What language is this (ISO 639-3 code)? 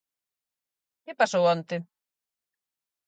glg